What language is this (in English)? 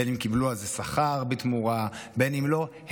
Hebrew